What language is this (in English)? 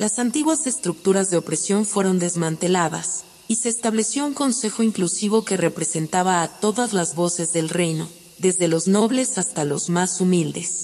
Spanish